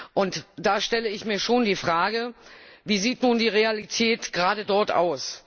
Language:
German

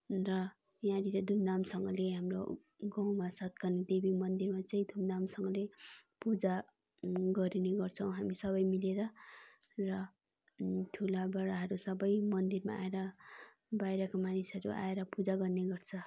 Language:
Nepali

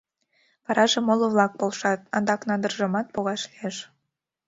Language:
Mari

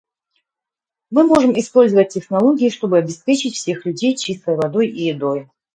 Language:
Russian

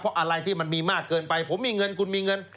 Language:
Thai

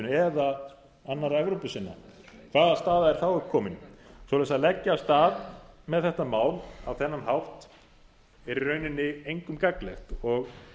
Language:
Icelandic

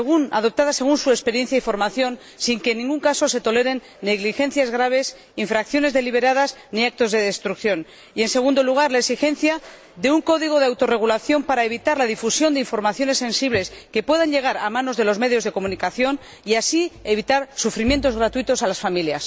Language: Spanish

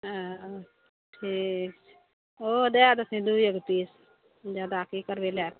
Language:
Maithili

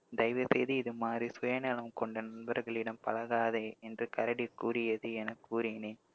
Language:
Tamil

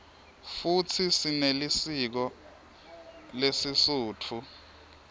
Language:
Swati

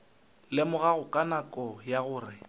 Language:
Northern Sotho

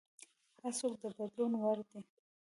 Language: Pashto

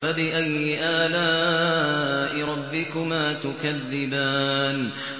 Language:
Arabic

